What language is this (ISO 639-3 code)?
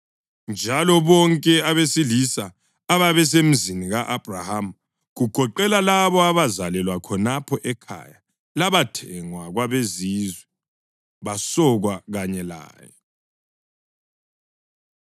nde